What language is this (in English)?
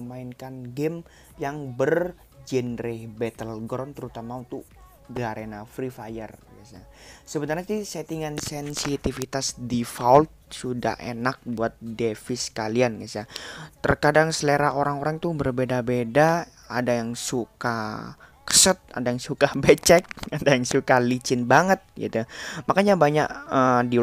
Indonesian